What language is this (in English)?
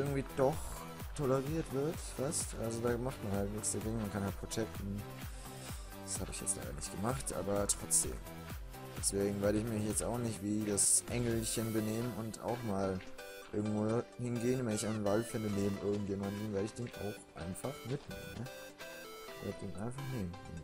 German